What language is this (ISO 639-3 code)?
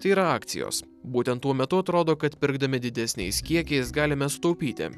lit